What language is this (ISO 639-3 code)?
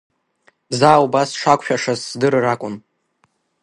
abk